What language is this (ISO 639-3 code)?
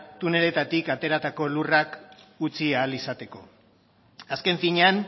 eus